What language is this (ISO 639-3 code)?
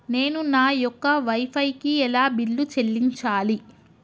tel